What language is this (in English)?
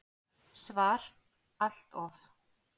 Icelandic